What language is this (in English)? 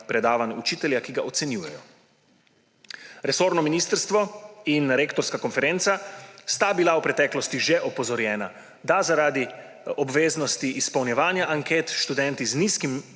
Slovenian